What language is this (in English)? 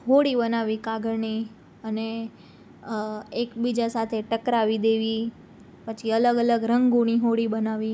Gujarati